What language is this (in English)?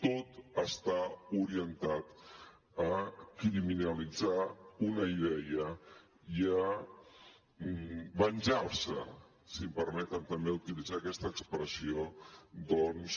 Catalan